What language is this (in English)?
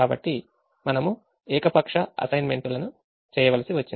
Telugu